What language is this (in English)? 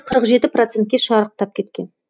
Kazakh